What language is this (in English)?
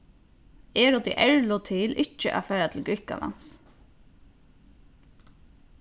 Faroese